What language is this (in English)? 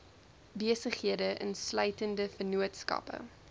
Afrikaans